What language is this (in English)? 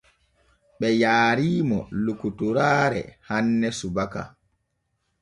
Borgu Fulfulde